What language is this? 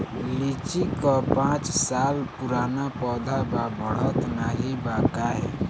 Bhojpuri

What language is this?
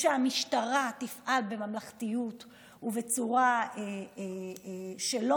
Hebrew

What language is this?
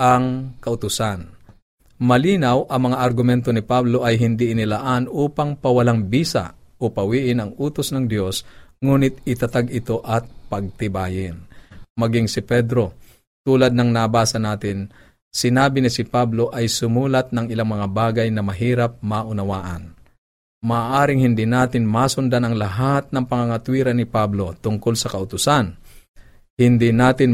Filipino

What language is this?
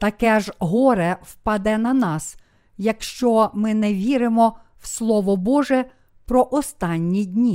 Ukrainian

